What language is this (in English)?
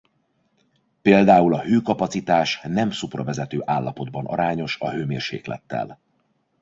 Hungarian